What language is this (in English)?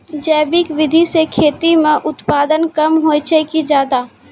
Maithili